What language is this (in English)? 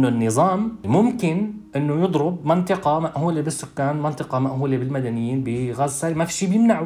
Arabic